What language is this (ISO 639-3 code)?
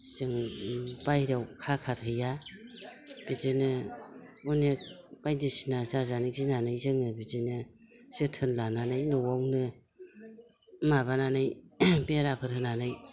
brx